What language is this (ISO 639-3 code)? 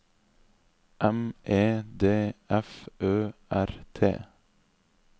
nor